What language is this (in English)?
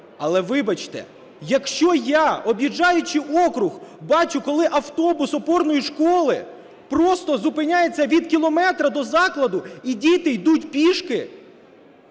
Ukrainian